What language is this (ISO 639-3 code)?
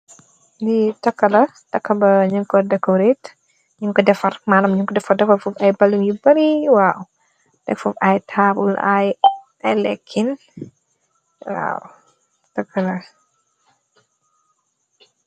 wol